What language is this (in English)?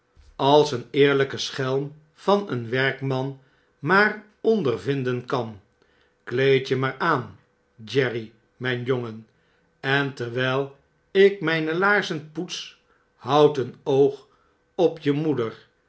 Dutch